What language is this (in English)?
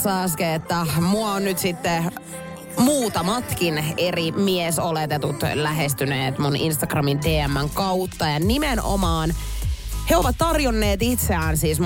Finnish